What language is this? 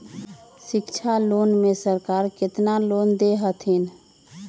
Magahi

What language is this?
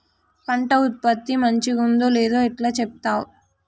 Telugu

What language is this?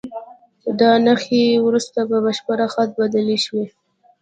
Pashto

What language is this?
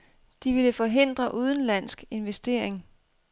Danish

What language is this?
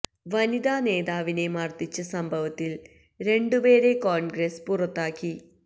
Malayalam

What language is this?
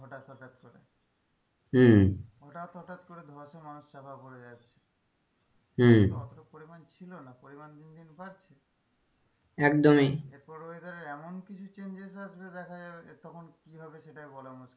Bangla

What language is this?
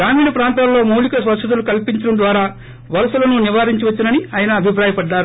Telugu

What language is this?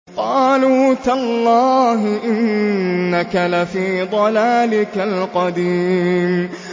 Arabic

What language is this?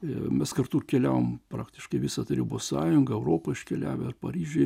Lithuanian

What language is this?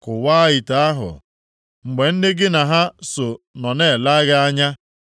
Igbo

